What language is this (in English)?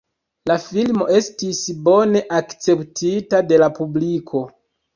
Esperanto